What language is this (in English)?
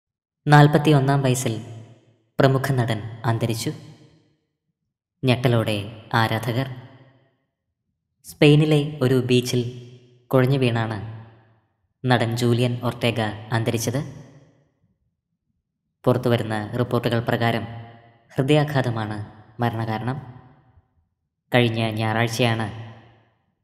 Malayalam